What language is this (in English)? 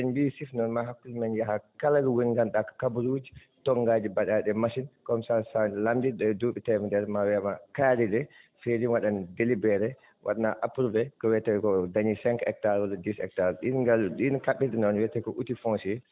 Fula